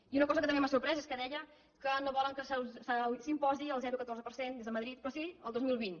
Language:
Catalan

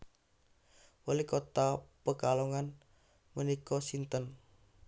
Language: Javanese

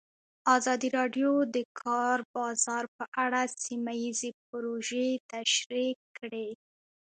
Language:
Pashto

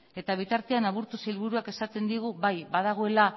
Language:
Basque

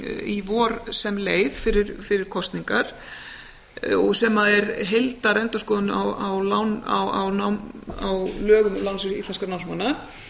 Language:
Icelandic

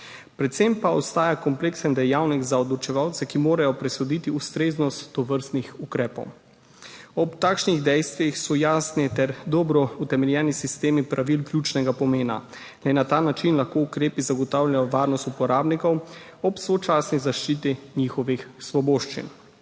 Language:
Slovenian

